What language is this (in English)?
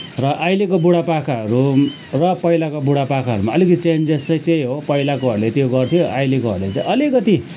Nepali